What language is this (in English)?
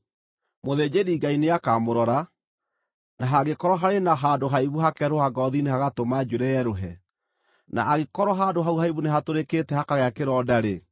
Kikuyu